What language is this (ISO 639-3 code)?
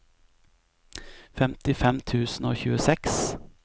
nor